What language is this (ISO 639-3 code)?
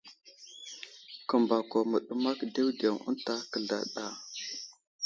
udl